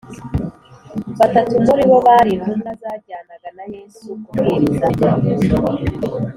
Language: Kinyarwanda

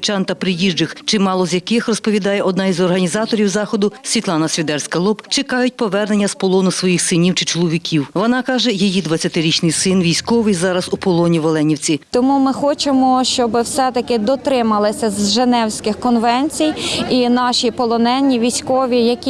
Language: Ukrainian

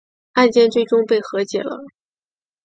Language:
Chinese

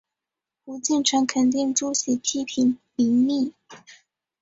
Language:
Chinese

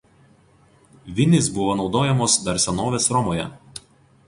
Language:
Lithuanian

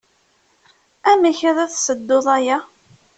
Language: Kabyle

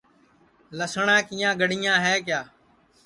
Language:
Sansi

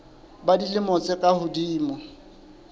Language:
Southern Sotho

